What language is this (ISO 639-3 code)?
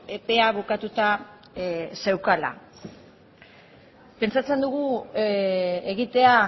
eus